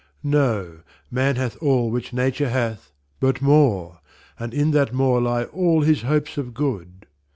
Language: English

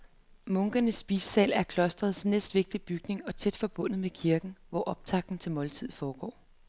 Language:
Danish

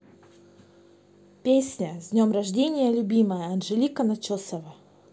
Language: Russian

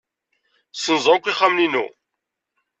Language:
Kabyle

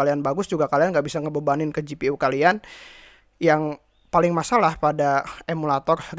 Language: Indonesian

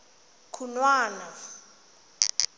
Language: Tswana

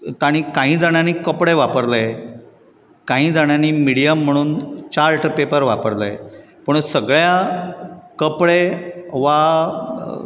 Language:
Konkani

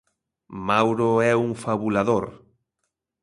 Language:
Galician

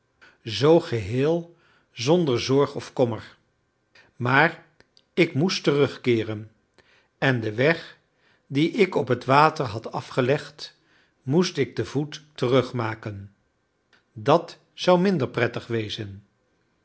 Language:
Dutch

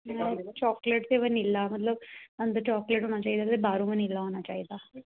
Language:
Dogri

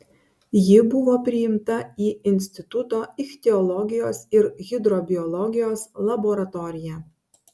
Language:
Lithuanian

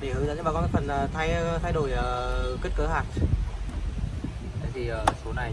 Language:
Vietnamese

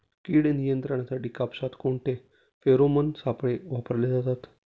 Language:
Marathi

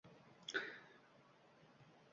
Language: Uzbek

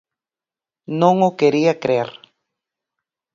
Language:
Galician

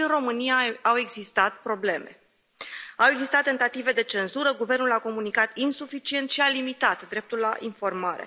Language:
Romanian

